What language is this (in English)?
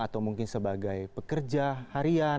Indonesian